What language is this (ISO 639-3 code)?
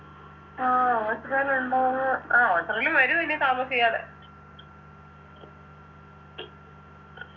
mal